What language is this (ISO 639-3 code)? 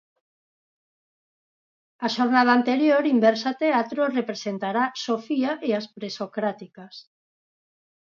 glg